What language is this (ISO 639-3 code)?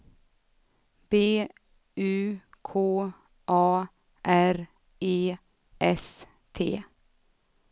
swe